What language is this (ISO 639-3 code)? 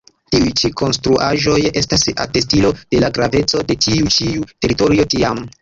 epo